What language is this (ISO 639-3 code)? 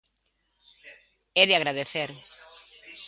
glg